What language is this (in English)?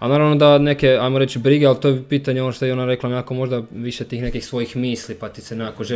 Croatian